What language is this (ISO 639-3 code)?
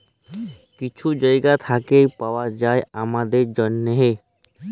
ben